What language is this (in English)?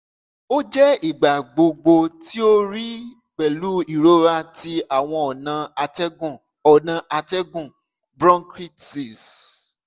Yoruba